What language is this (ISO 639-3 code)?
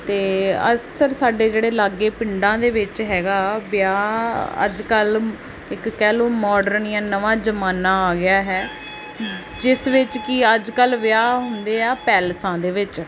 pan